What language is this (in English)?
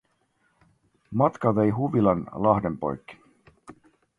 Finnish